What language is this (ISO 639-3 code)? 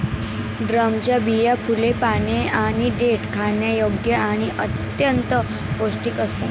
mar